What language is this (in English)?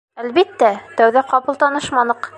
Bashkir